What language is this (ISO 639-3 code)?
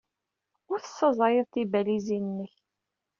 kab